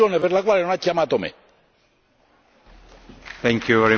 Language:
Italian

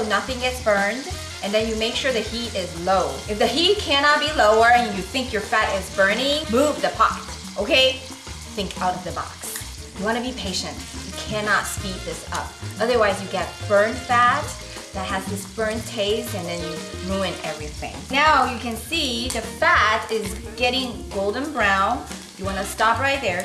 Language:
English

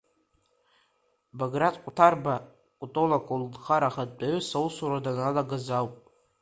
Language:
Abkhazian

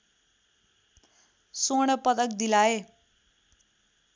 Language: Nepali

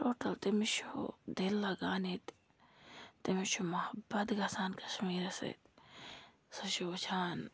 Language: Kashmiri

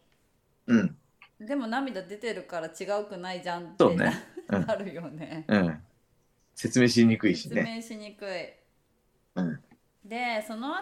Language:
Japanese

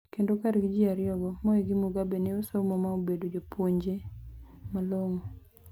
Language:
Luo (Kenya and Tanzania)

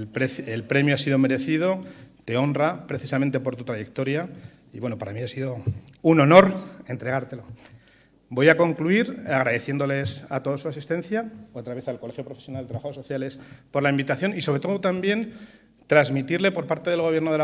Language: Spanish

